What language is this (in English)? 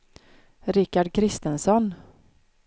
Swedish